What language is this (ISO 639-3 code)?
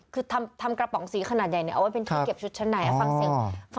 tha